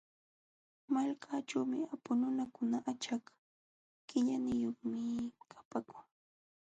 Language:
Jauja Wanca Quechua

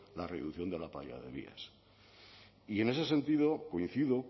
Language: Spanish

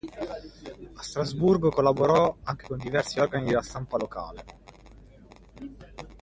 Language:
Italian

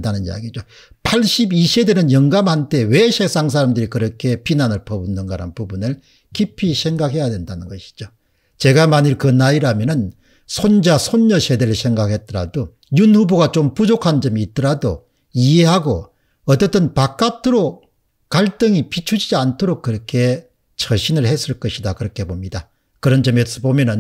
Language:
Korean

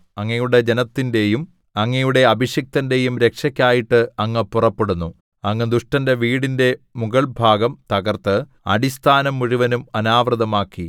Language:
Malayalam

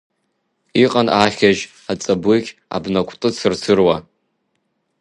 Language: Abkhazian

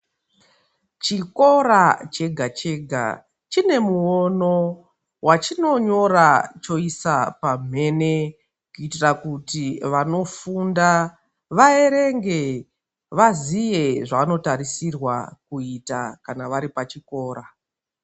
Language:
Ndau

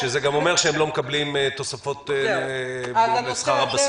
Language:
Hebrew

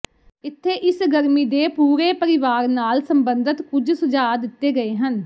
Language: Punjabi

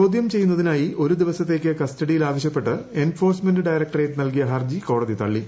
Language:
Malayalam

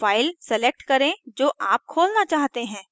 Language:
Hindi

